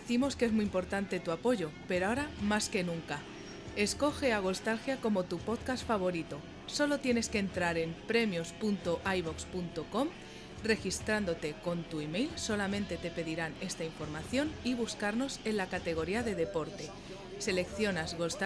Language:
Spanish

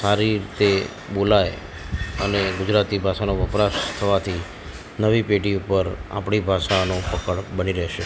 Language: Gujarati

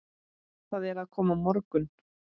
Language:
Icelandic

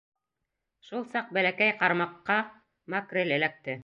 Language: Bashkir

